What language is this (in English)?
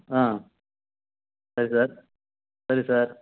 Tamil